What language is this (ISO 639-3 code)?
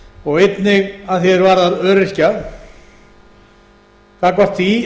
isl